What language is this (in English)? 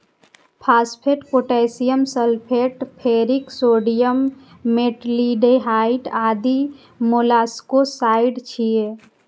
Maithili